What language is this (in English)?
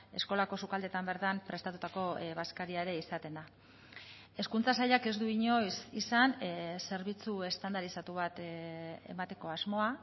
Basque